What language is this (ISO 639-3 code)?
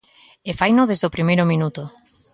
glg